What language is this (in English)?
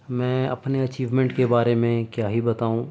Urdu